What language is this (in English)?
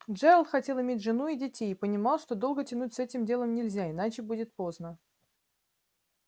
Russian